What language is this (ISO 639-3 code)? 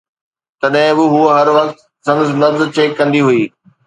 snd